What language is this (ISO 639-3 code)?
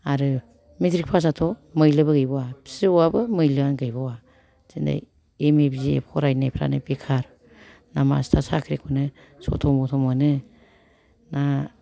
brx